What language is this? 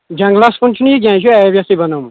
Kashmiri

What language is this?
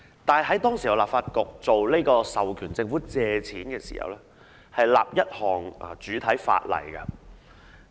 Cantonese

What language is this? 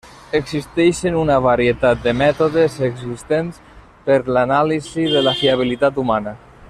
Catalan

